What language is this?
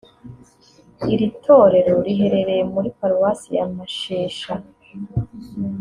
Kinyarwanda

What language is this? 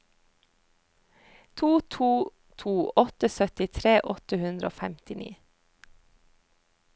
Norwegian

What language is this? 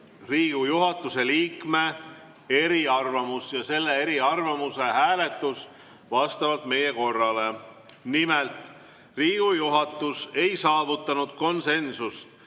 Estonian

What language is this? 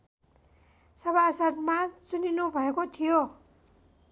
Nepali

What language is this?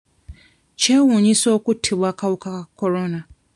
Ganda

